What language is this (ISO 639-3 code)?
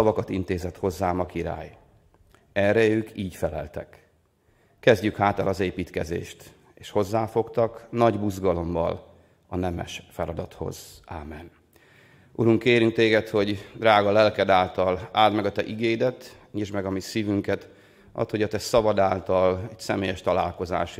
hun